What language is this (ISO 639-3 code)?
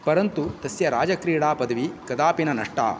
san